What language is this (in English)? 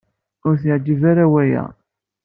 Kabyle